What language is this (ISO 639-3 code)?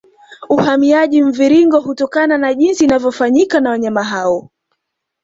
swa